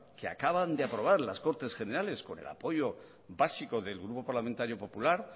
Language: Spanish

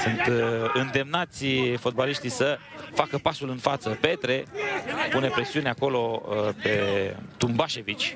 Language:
Romanian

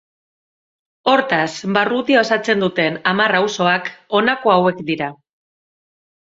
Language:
Basque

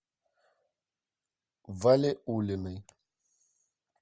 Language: Russian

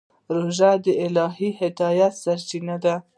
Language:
Pashto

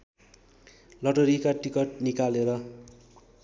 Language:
Nepali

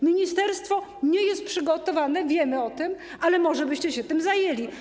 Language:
Polish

